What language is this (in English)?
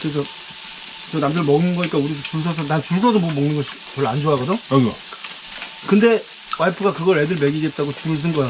Korean